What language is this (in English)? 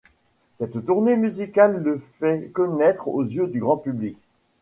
French